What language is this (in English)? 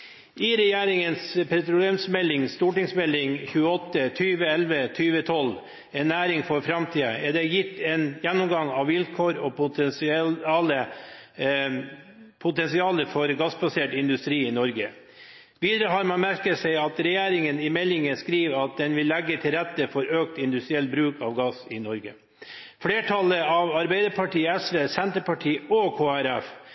Norwegian Bokmål